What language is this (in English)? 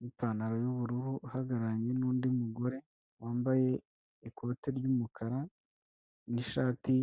Kinyarwanda